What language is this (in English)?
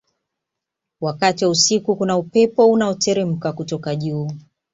Swahili